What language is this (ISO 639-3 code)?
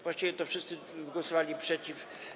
pol